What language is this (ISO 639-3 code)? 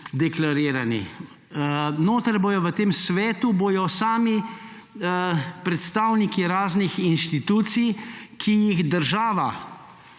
slv